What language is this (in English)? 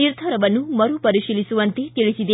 Kannada